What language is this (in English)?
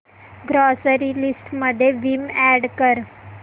Marathi